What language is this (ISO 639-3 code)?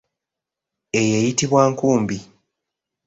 lug